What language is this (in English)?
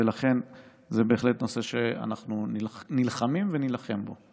Hebrew